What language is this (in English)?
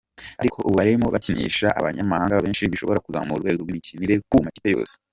Kinyarwanda